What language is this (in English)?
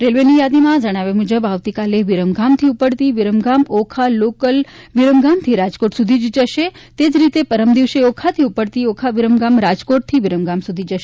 Gujarati